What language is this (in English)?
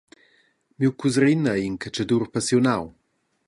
Romansh